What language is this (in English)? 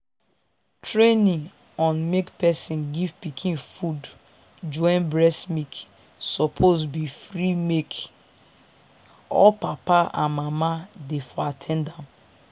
Nigerian Pidgin